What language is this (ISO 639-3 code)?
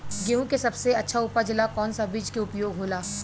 bho